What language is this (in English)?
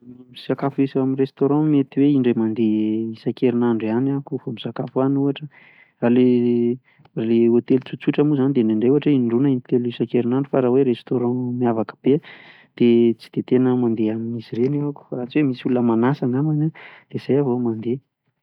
Malagasy